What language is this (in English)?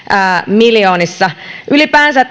Finnish